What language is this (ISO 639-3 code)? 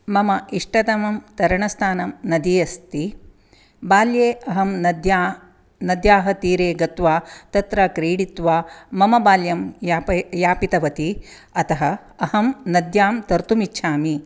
san